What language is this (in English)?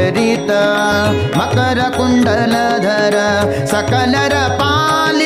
Kannada